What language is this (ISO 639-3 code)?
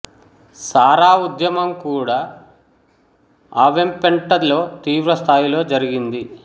tel